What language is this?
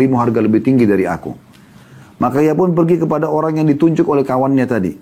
Indonesian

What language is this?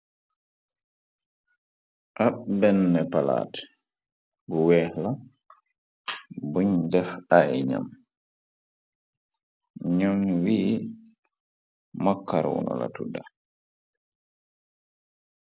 Wolof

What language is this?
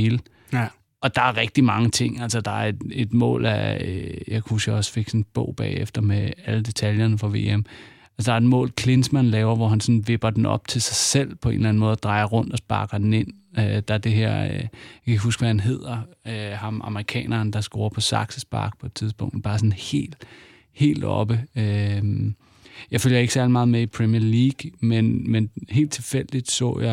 Danish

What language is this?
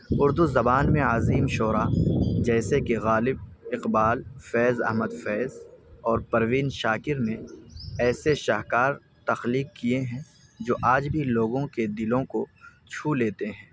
Urdu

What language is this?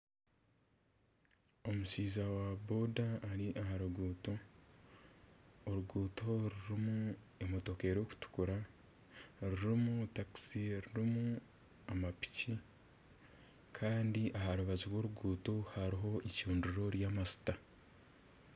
Nyankole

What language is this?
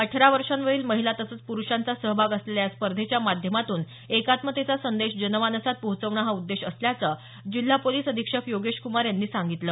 Marathi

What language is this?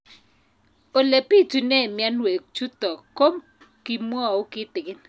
Kalenjin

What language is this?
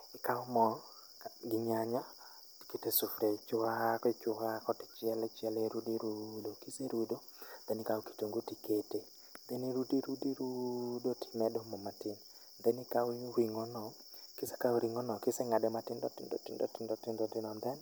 Luo (Kenya and Tanzania)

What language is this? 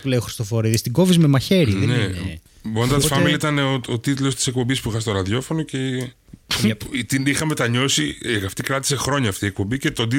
Greek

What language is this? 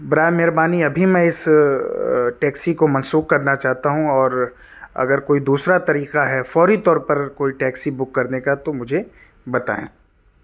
Urdu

